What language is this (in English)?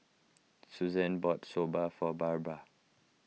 English